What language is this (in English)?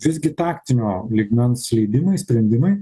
Lithuanian